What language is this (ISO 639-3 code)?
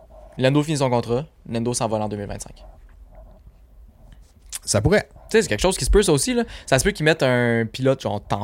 fra